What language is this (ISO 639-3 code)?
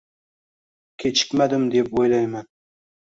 uzb